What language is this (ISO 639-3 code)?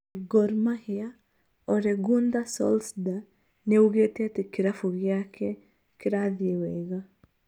kik